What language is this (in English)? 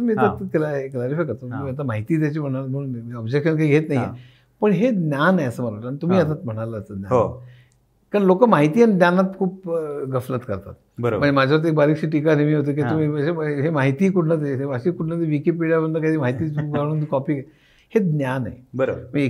Marathi